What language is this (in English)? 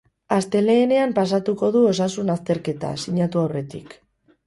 Basque